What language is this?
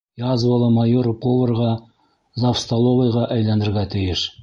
Bashkir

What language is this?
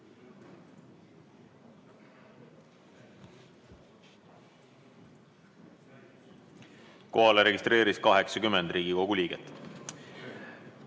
Estonian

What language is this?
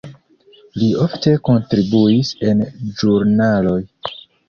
Esperanto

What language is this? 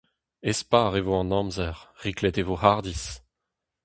Breton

